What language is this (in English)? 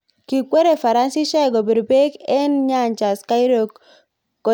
Kalenjin